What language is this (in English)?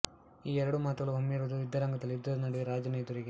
Kannada